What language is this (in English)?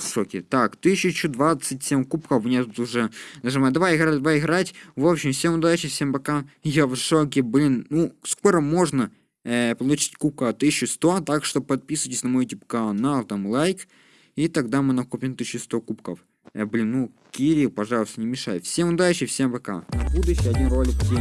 Russian